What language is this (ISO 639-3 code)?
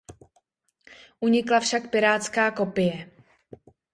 ces